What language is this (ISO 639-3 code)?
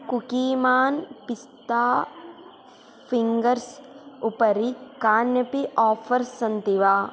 san